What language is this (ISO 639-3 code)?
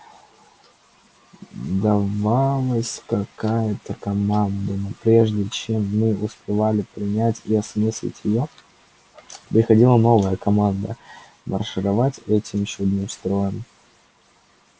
rus